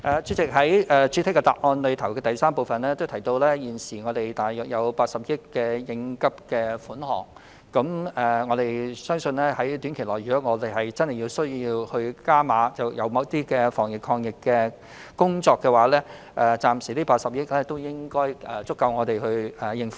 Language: Cantonese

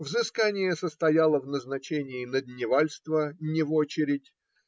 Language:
Russian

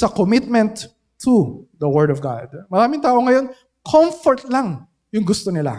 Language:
Filipino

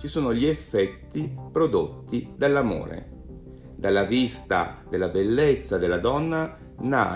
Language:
Italian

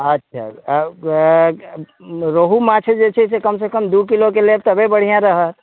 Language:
Maithili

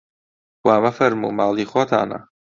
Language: Central Kurdish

